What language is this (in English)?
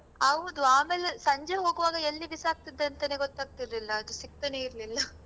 Kannada